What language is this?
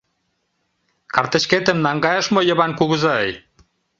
Mari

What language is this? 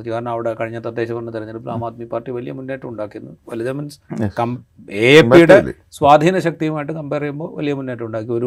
Malayalam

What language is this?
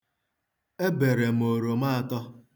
Igbo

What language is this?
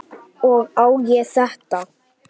Icelandic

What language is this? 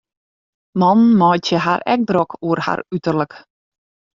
Western Frisian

